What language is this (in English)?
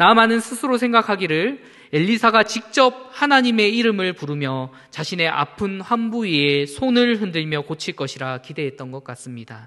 Korean